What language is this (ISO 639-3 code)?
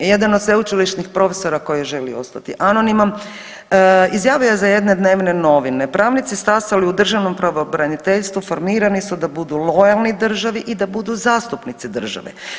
hrv